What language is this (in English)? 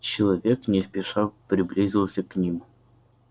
Russian